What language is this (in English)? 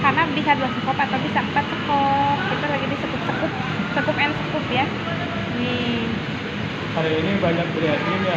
Indonesian